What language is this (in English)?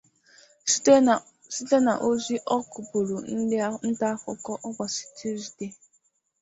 Igbo